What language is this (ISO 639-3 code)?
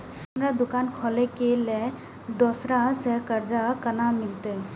mai